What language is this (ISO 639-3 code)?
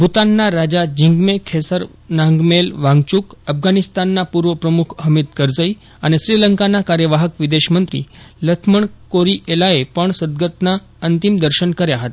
guj